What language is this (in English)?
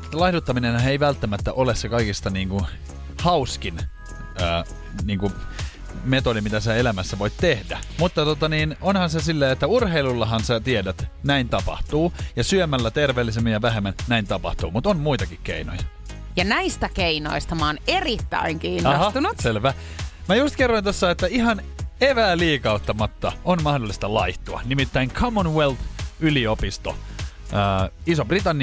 Finnish